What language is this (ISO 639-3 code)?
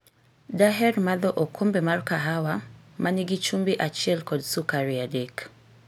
luo